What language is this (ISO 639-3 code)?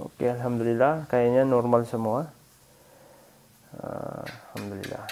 ind